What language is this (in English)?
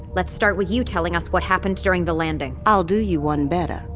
English